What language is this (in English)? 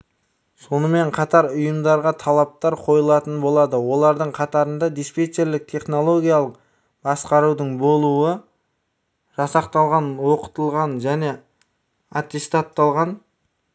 Kazakh